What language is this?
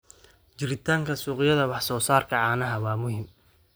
Somali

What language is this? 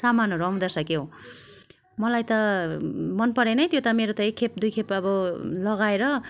Nepali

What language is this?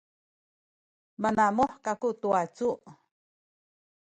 Sakizaya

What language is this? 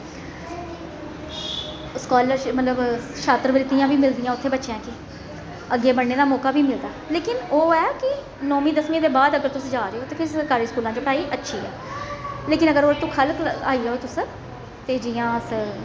Dogri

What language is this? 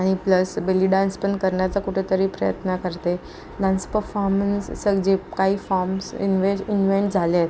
Marathi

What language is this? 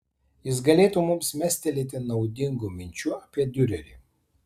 Lithuanian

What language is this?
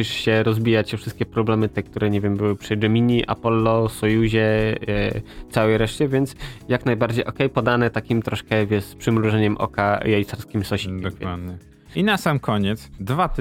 Polish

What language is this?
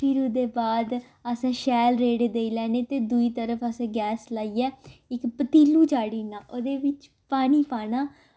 Dogri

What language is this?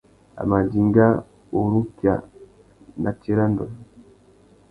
Tuki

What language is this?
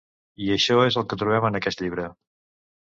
Catalan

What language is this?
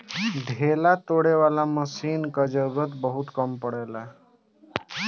Bhojpuri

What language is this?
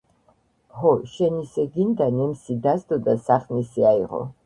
Georgian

